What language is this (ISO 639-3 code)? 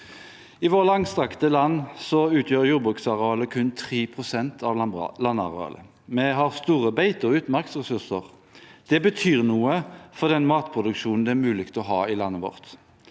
nor